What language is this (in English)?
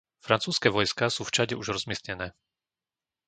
Slovak